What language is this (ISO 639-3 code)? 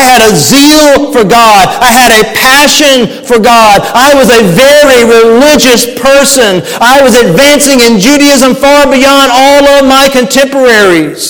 eng